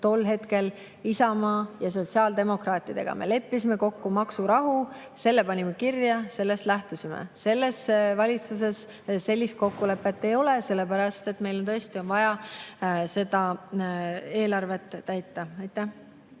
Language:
Estonian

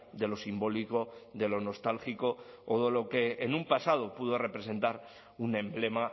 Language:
Spanish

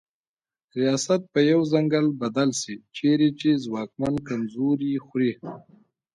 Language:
Pashto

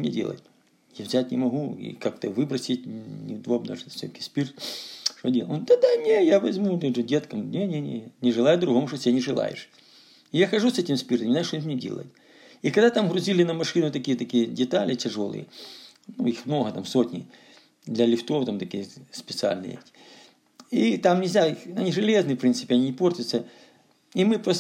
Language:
Russian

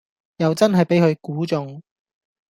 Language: Cantonese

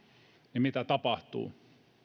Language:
Finnish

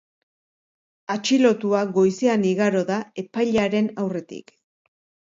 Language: Basque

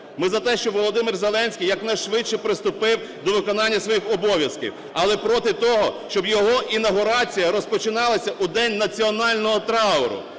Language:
Ukrainian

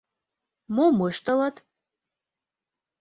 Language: Mari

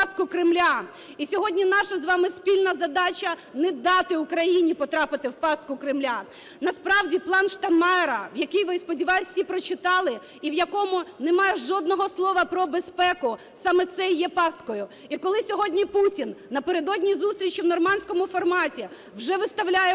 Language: Ukrainian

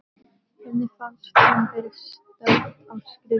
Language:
Icelandic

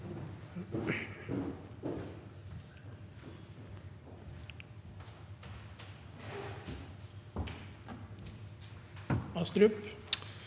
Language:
Norwegian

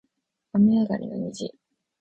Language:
Japanese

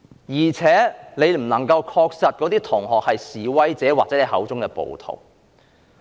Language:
Cantonese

